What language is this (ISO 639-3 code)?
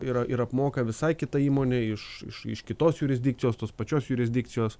lit